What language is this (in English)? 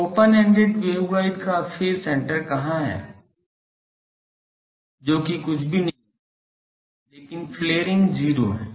Hindi